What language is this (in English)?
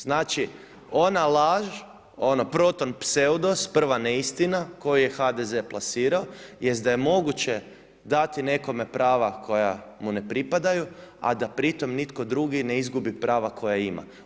Croatian